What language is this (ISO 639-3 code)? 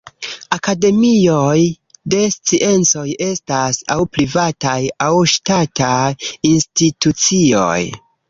epo